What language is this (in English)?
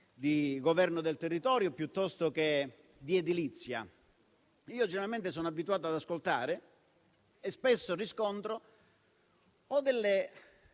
Italian